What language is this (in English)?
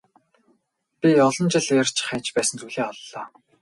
Mongolian